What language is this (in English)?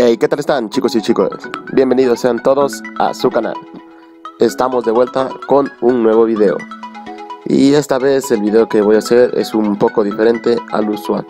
Spanish